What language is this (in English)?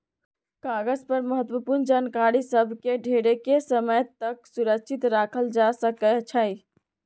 Magahi